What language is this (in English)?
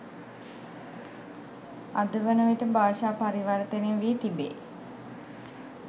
Sinhala